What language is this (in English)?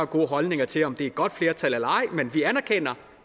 Danish